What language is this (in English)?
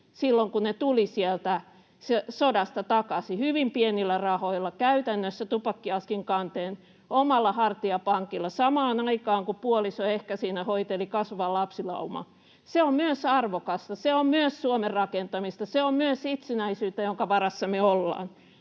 Finnish